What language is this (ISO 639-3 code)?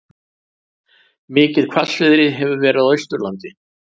isl